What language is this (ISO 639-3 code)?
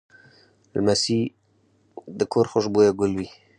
pus